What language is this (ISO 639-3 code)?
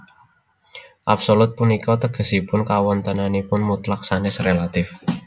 jav